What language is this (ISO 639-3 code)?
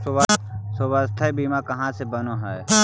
mag